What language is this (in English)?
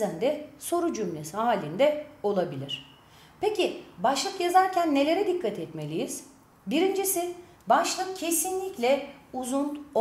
Turkish